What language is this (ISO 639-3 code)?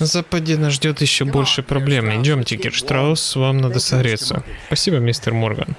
rus